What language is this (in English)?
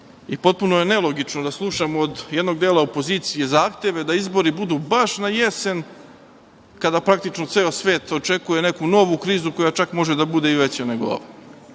Serbian